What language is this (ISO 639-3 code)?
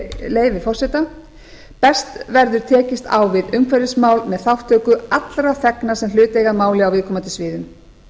isl